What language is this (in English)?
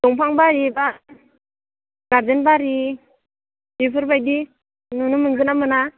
Bodo